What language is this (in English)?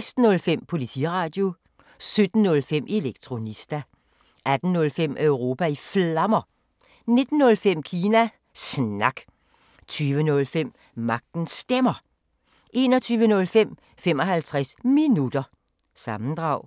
Danish